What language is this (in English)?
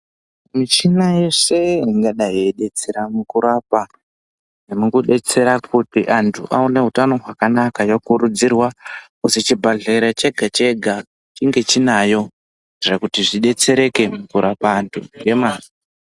Ndau